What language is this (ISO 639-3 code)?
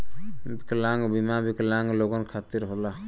bho